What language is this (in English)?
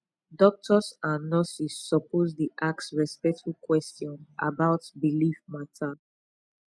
Nigerian Pidgin